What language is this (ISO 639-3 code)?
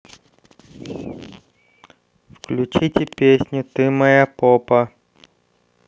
rus